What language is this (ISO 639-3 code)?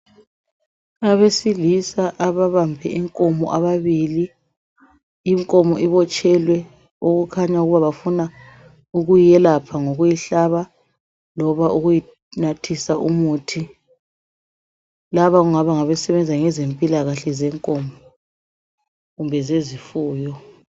nde